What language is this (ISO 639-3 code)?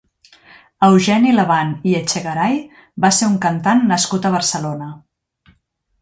cat